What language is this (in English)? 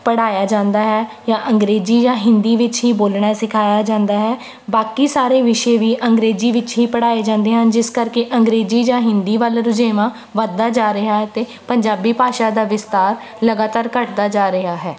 Punjabi